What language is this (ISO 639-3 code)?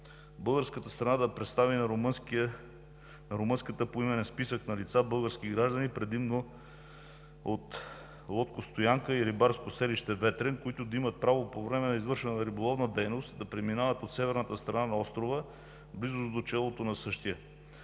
bul